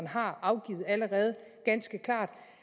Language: Danish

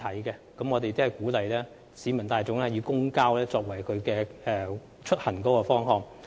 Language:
Cantonese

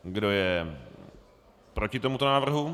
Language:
Czech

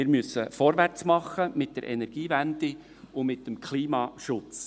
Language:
Swiss German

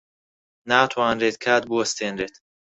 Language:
Central Kurdish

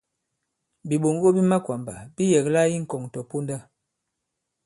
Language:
Bankon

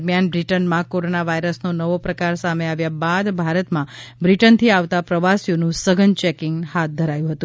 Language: Gujarati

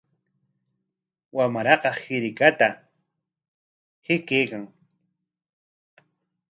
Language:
Corongo Ancash Quechua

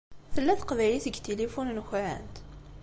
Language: Kabyle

